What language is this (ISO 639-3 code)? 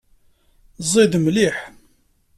kab